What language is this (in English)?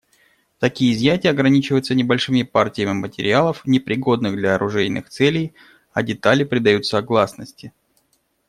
Russian